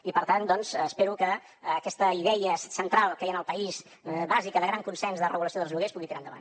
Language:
Catalan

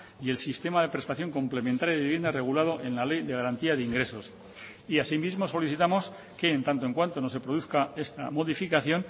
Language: Spanish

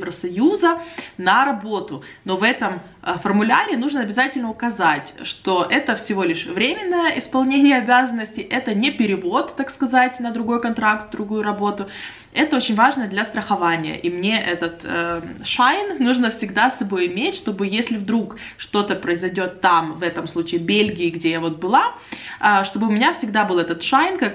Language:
Russian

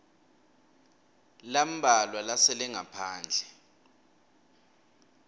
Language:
Swati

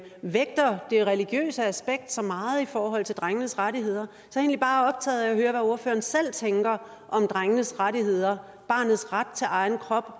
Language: Danish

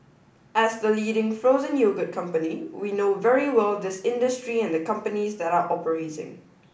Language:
English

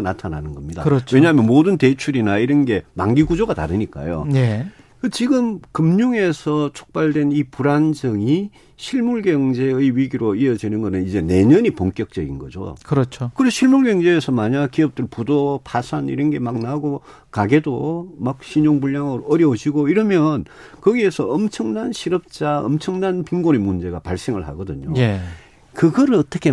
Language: Korean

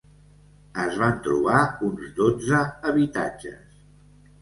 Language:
Catalan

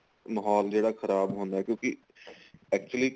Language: Punjabi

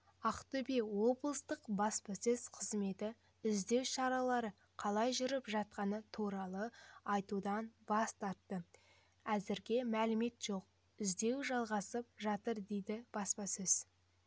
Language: Kazakh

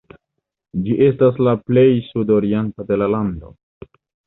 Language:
Esperanto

